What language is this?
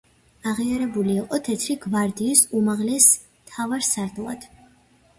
Georgian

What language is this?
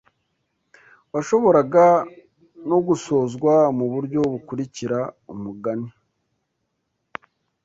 Kinyarwanda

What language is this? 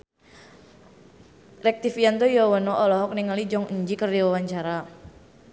Sundanese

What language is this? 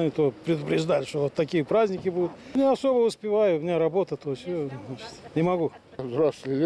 Russian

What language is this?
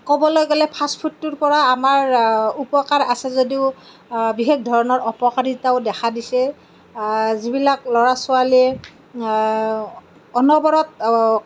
Assamese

